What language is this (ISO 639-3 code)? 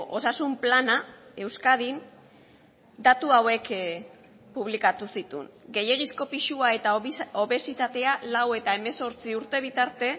eus